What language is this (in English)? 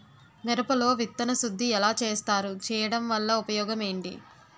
Telugu